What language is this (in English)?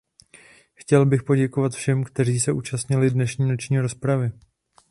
Czech